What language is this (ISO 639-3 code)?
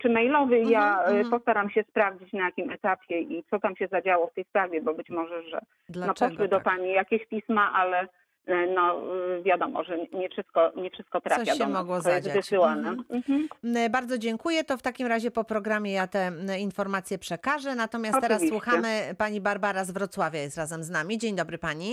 pol